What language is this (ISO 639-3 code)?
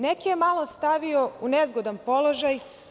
srp